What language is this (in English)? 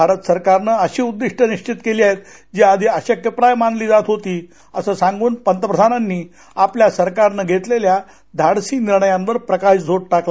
Marathi